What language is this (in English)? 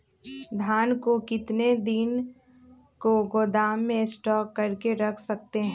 Magahi